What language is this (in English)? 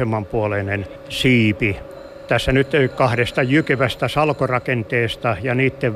Finnish